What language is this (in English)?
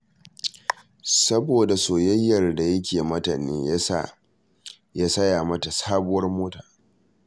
Hausa